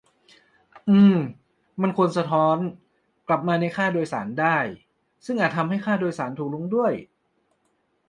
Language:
Thai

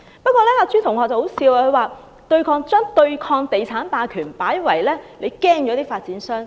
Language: Cantonese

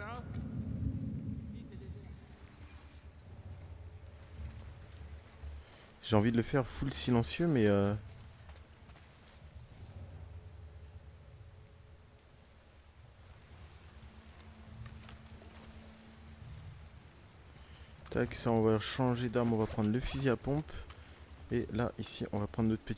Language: French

